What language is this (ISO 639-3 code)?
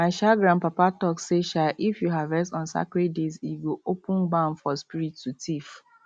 pcm